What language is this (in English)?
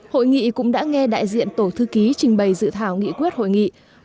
Vietnamese